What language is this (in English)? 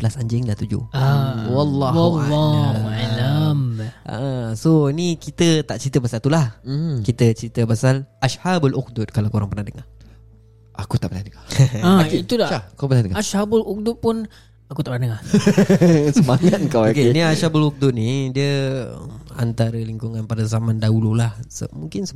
Malay